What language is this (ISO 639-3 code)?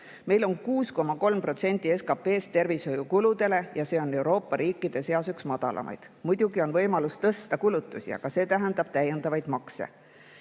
est